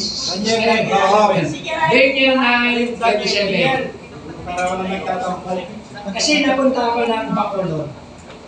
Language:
Filipino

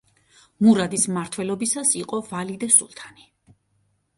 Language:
Georgian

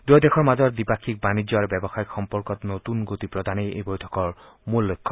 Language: Assamese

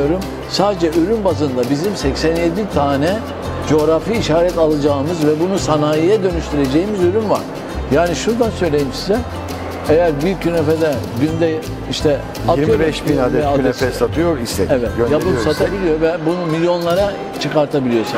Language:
Turkish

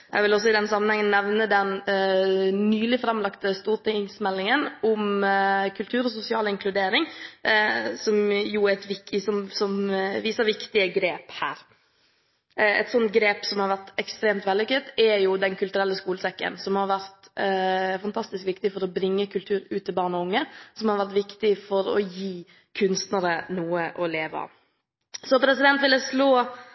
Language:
Norwegian Bokmål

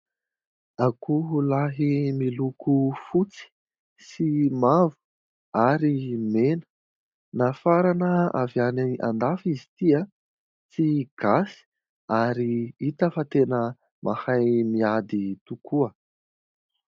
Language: Malagasy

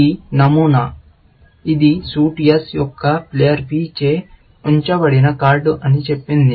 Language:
Telugu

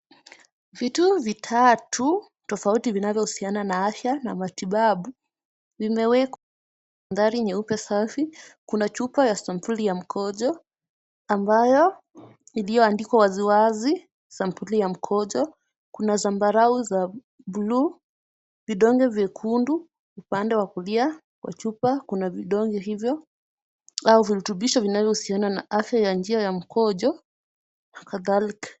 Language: Swahili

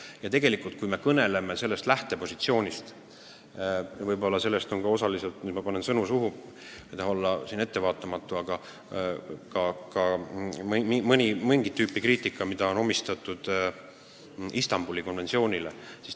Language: Estonian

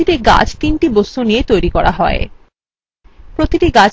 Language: Bangla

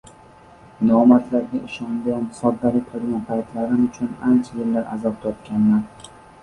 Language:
Uzbek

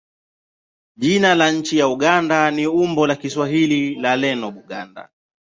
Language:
Swahili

